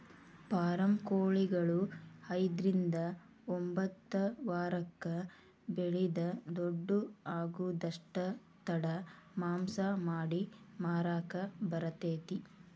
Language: Kannada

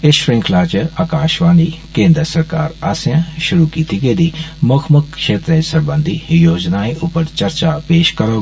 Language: Dogri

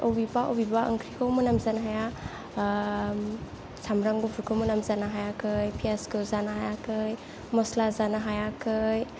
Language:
Bodo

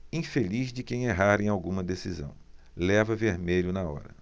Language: Portuguese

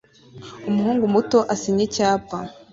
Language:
Kinyarwanda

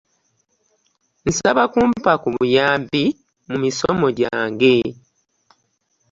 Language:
Ganda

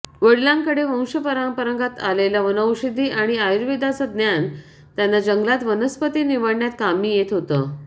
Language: Marathi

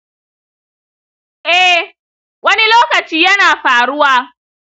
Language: Hausa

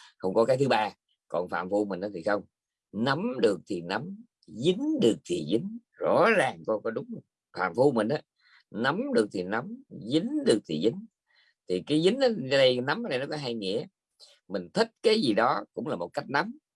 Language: Vietnamese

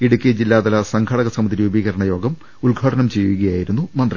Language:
Malayalam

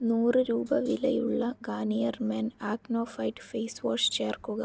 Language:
Malayalam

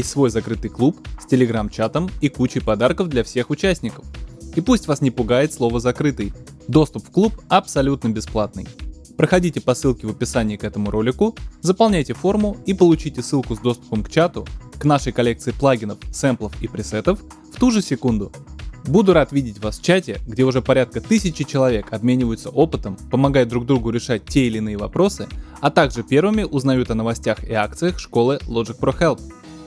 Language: Russian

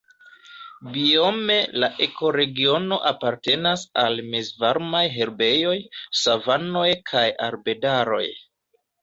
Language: Esperanto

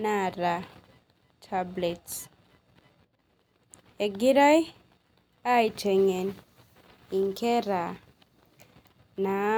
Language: Masai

